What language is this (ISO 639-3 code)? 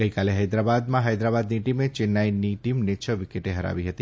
guj